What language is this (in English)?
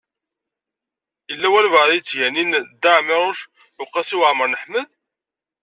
Kabyle